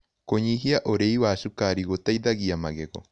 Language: Kikuyu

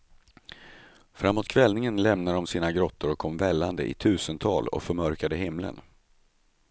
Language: Swedish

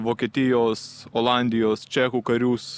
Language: Lithuanian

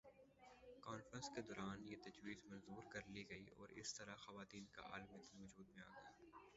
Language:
Urdu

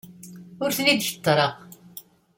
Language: Kabyle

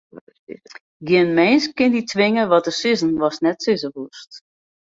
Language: Western Frisian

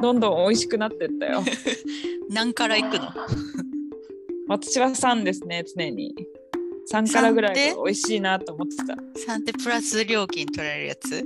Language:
Japanese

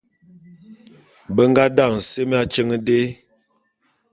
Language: Bulu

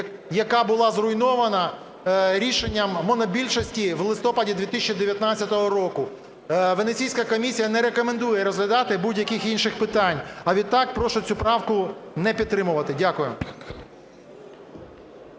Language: Ukrainian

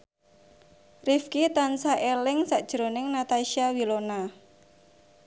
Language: Javanese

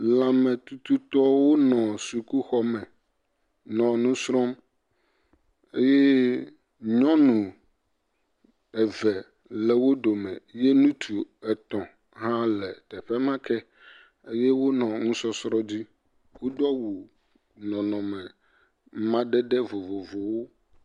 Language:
Ewe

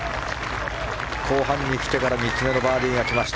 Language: Japanese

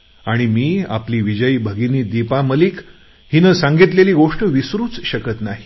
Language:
Marathi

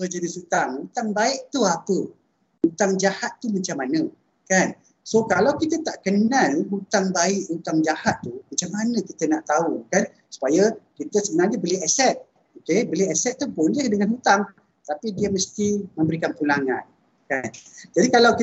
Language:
Malay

